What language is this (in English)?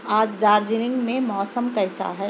Urdu